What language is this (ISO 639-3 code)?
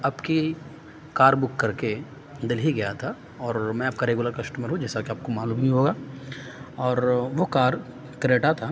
urd